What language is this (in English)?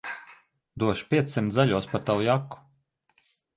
Latvian